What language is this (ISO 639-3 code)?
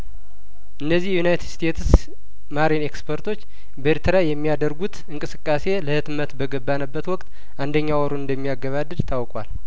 amh